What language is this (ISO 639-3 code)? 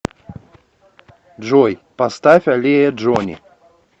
rus